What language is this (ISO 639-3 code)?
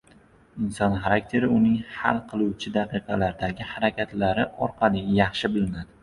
uzb